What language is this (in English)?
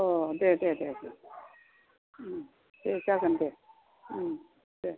Bodo